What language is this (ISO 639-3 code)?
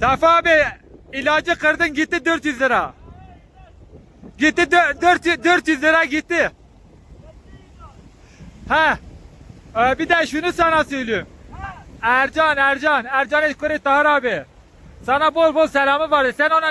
tur